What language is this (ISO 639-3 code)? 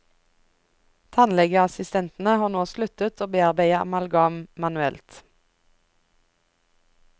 nor